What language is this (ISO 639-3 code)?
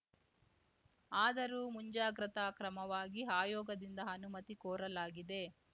kan